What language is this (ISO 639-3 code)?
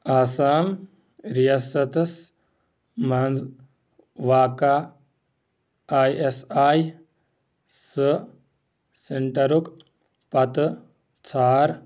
kas